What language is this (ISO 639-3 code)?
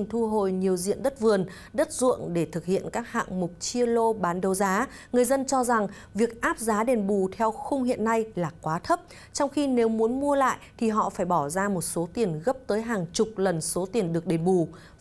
vie